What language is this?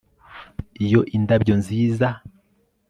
Kinyarwanda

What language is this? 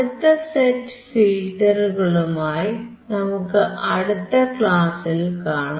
Malayalam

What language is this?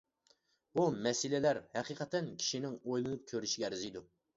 Uyghur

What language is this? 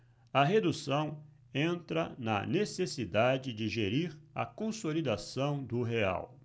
Portuguese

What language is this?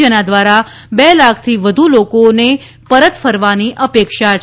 Gujarati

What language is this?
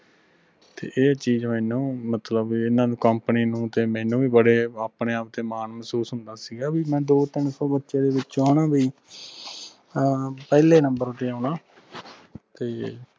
Punjabi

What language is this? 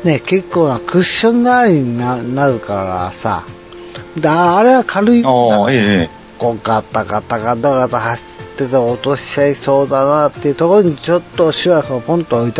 Japanese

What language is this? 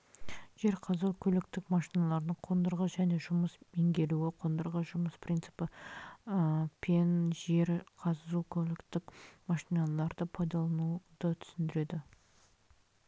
Kazakh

